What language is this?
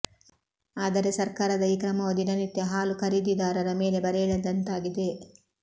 Kannada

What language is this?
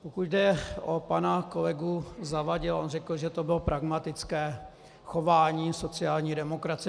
Czech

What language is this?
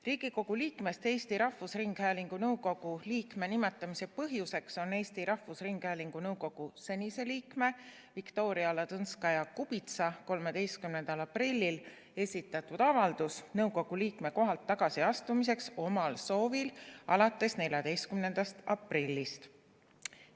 Estonian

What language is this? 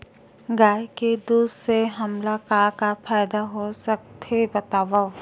Chhattisgarhi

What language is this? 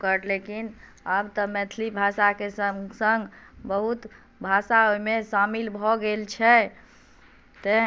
Maithili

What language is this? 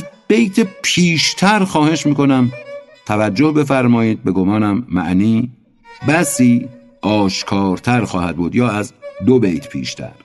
Persian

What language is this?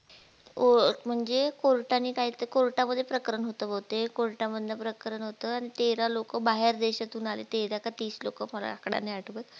Marathi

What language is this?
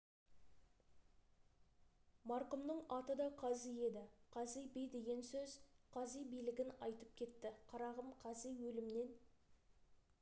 Kazakh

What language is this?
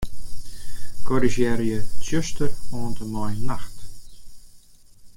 Western Frisian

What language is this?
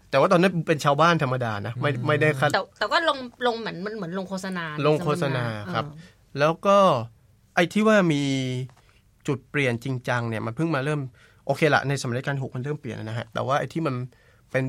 Thai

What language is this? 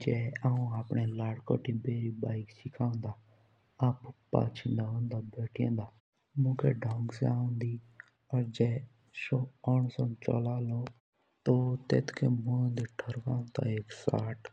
Jaunsari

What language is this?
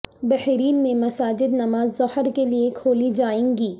Urdu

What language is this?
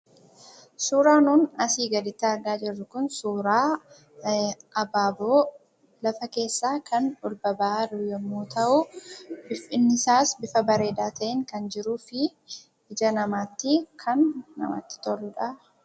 Oromo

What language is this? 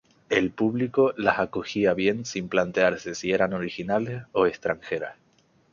Spanish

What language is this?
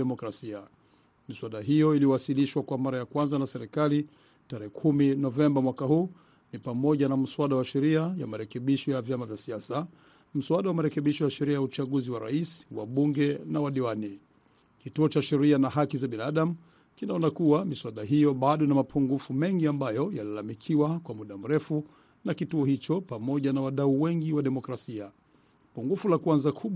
Swahili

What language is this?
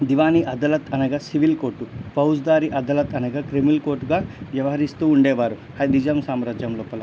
Telugu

